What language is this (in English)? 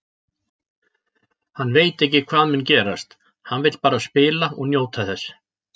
Icelandic